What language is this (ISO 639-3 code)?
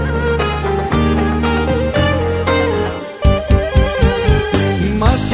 ell